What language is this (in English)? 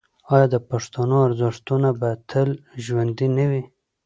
Pashto